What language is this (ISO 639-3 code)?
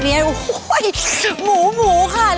tha